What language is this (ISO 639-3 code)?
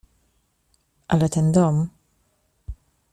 pol